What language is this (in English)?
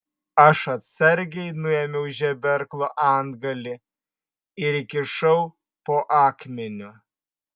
Lithuanian